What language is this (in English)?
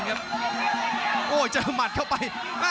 Thai